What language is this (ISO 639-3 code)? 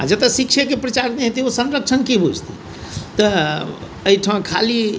mai